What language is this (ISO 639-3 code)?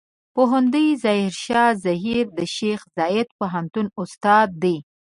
pus